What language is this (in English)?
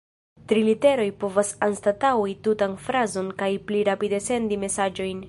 Esperanto